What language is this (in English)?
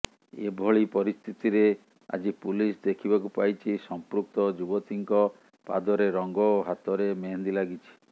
Odia